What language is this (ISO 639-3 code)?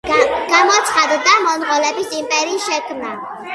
kat